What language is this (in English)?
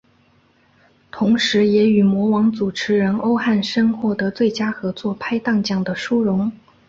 Chinese